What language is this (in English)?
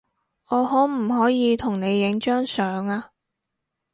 Cantonese